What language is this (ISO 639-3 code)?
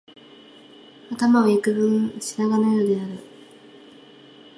jpn